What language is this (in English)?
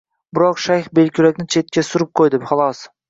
Uzbek